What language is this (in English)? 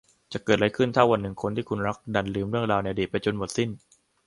Thai